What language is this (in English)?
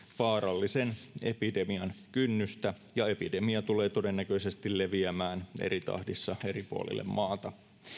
Finnish